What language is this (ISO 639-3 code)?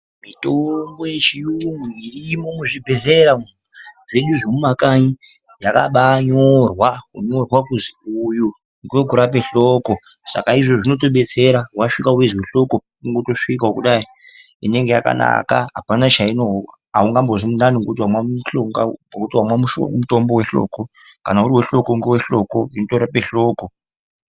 ndc